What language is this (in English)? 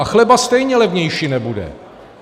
Czech